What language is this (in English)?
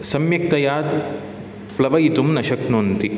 Sanskrit